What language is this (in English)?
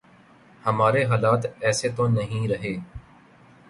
Urdu